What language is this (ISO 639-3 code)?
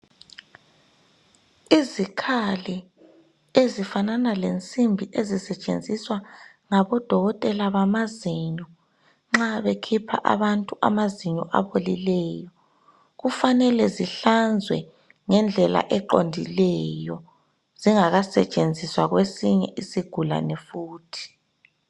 nde